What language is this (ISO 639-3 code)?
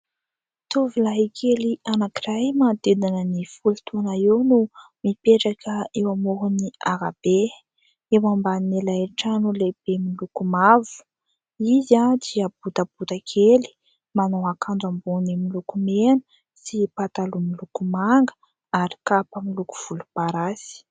mlg